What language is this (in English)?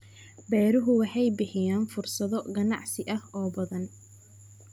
Somali